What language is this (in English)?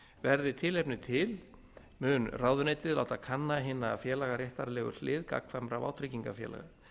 Icelandic